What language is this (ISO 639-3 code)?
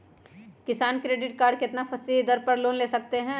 mag